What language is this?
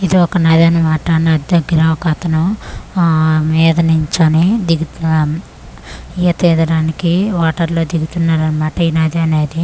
Telugu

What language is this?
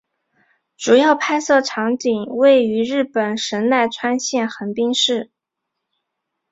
Chinese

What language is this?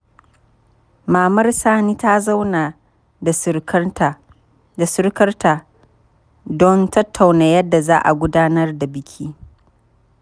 Hausa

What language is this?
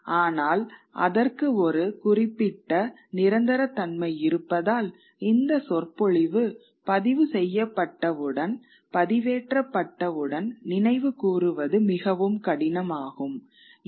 Tamil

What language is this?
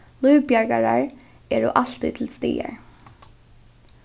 Faroese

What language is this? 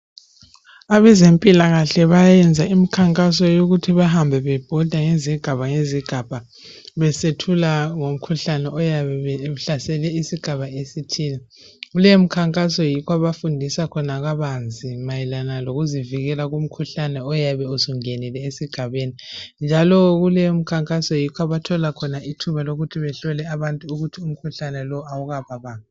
North Ndebele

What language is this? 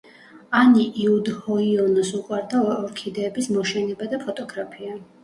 Georgian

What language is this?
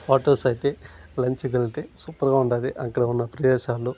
Telugu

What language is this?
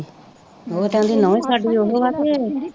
Punjabi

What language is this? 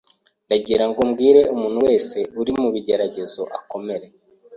Kinyarwanda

